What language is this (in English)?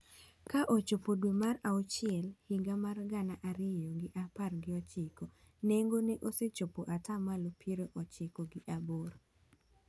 Luo (Kenya and Tanzania)